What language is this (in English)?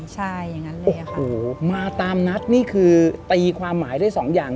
Thai